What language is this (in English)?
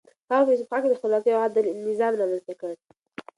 Pashto